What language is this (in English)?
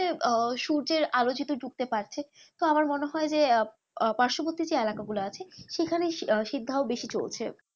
Bangla